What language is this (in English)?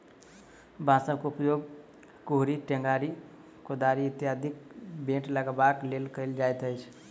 Maithili